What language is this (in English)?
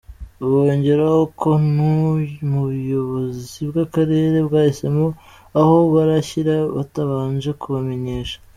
Kinyarwanda